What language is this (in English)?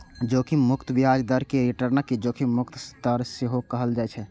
Maithili